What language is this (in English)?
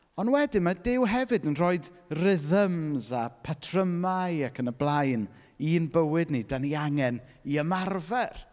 Welsh